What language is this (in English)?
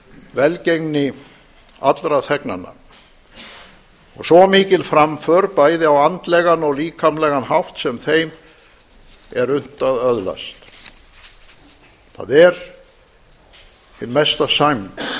Icelandic